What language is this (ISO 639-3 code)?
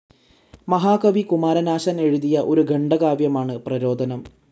mal